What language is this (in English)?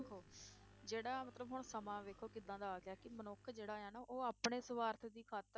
Punjabi